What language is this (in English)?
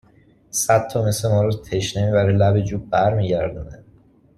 Persian